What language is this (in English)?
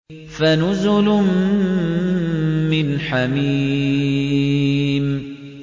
Arabic